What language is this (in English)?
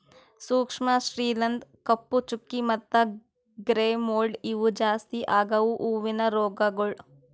Kannada